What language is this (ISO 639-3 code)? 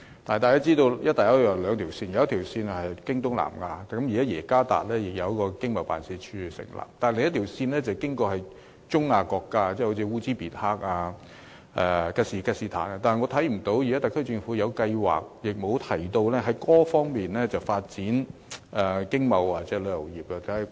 yue